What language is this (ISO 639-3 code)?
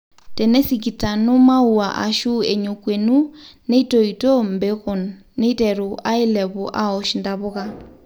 mas